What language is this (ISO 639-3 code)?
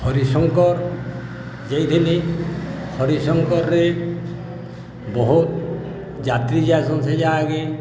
ori